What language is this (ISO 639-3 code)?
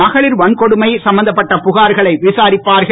tam